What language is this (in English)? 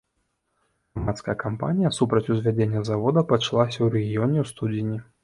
Belarusian